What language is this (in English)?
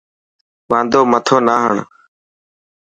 Dhatki